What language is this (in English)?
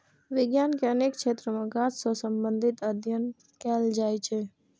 Maithili